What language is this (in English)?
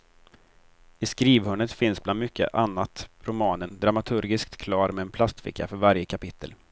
Swedish